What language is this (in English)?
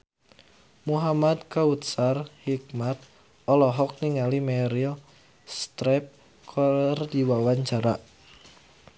Sundanese